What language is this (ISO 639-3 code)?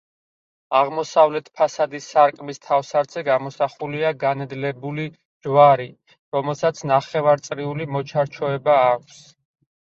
kat